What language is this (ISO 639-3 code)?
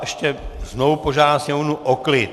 ces